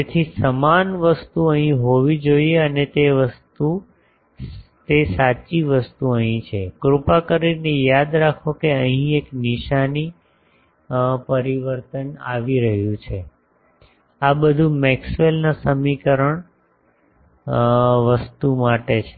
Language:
Gujarati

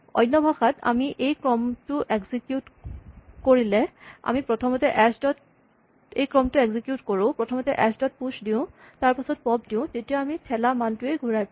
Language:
Assamese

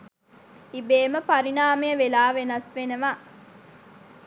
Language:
Sinhala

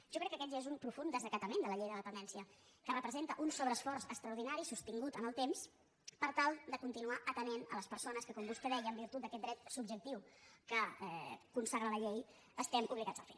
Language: Catalan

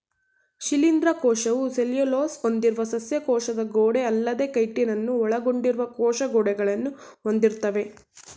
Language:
Kannada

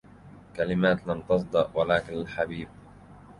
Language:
Arabic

